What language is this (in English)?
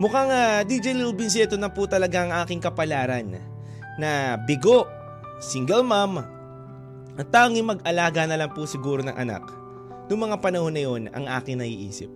Filipino